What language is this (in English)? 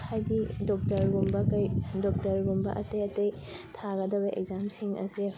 Manipuri